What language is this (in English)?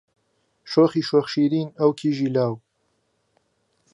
Central Kurdish